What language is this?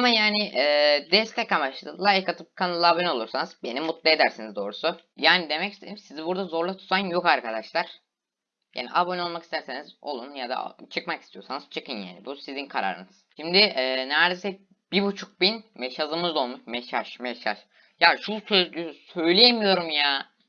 Turkish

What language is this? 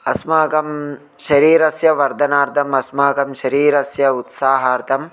Sanskrit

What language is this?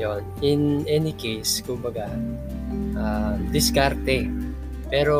Filipino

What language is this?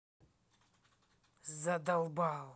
Russian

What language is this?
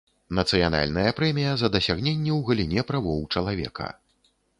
Belarusian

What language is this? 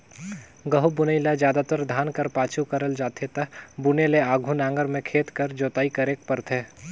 Chhattisgarhi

